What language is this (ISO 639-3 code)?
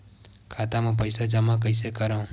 hne